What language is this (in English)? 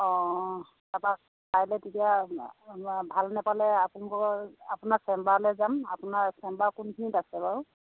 Assamese